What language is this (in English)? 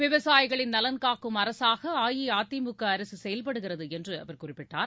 Tamil